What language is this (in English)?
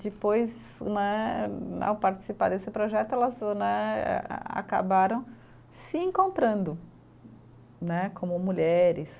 Portuguese